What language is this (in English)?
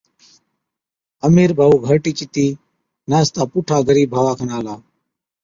Od